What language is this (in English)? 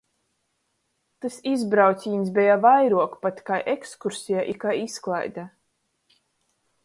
Latgalian